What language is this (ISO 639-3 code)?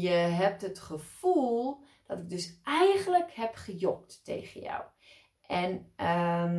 nld